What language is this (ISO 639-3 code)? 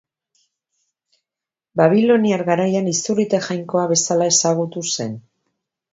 eus